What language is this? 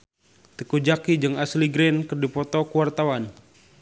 Sundanese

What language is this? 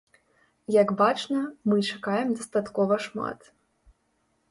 Belarusian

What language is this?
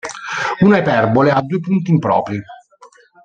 Italian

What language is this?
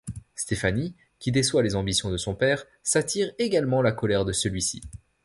French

